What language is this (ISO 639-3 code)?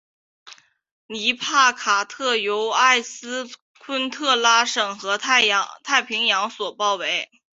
zho